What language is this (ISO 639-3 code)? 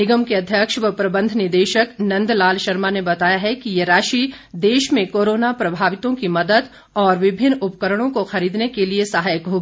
hin